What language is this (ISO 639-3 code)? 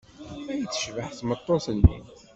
kab